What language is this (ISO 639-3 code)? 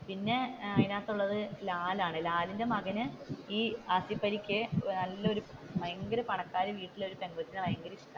mal